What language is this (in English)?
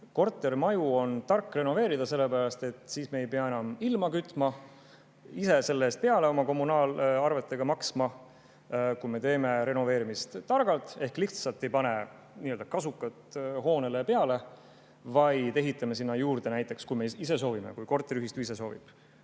Estonian